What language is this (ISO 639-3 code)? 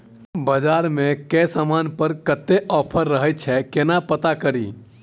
mai